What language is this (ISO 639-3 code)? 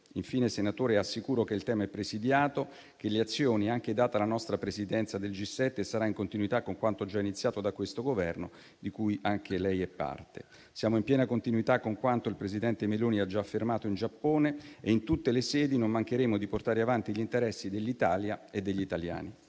ita